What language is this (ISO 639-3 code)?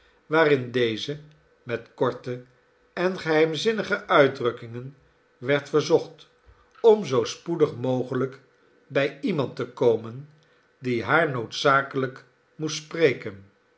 nld